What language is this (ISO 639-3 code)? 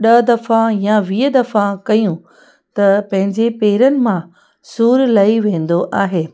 snd